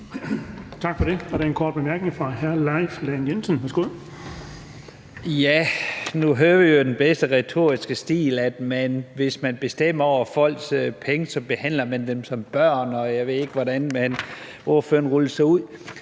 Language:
Danish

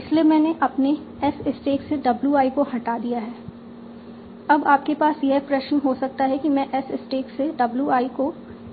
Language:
Hindi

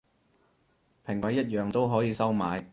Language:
Cantonese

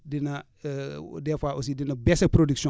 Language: Wolof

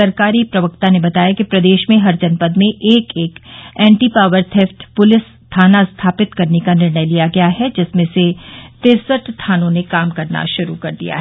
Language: Hindi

